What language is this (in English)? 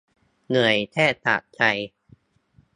Thai